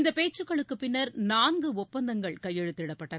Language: Tamil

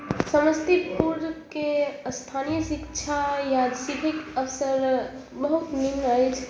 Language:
Maithili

